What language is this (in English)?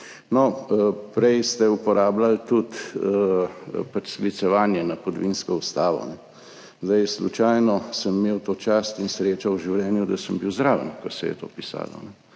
Slovenian